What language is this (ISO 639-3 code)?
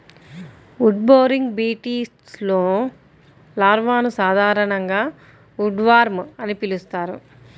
tel